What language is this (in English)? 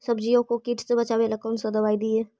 Magahi